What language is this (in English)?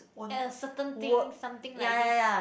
English